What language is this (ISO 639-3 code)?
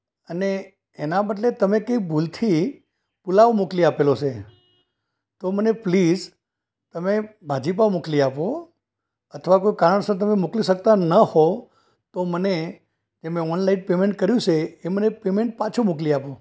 guj